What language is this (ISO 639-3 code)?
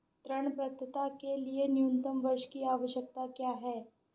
hin